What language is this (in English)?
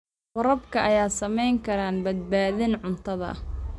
Somali